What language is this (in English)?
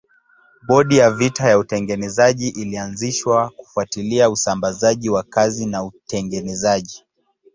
Swahili